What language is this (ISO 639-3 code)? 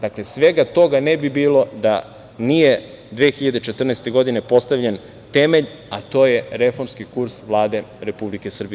srp